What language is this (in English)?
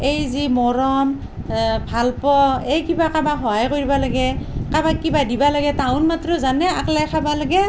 Assamese